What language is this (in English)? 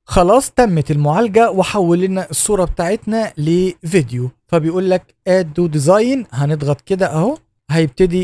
Arabic